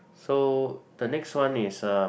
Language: English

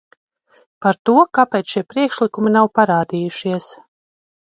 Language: Latvian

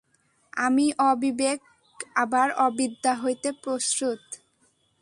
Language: Bangla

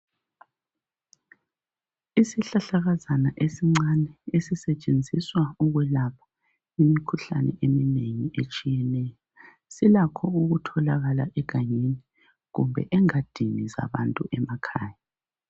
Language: North Ndebele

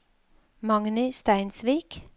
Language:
Norwegian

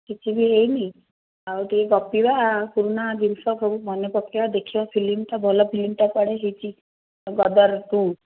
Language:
Odia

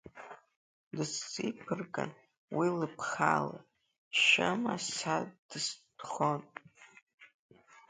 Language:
Abkhazian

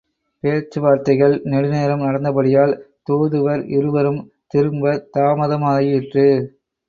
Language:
Tamil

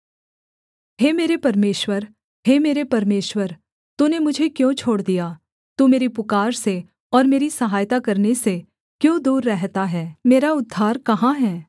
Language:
Hindi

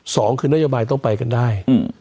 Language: Thai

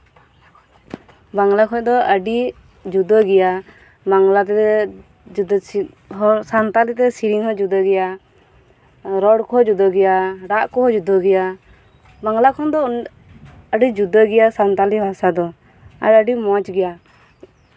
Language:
Santali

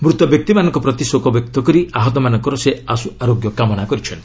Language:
Odia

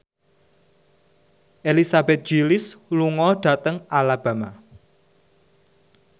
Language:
Javanese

